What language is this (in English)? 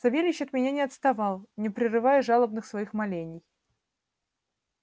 Russian